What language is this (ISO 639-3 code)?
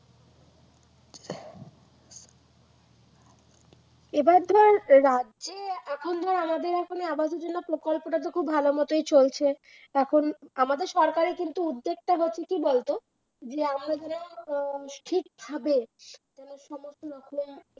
ben